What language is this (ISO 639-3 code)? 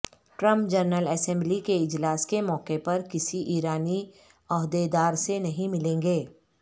urd